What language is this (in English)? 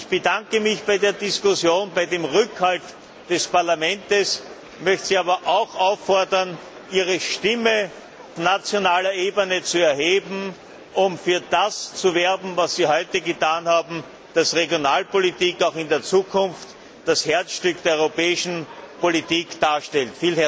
German